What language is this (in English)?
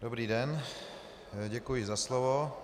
Czech